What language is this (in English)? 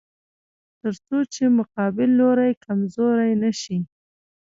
Pashto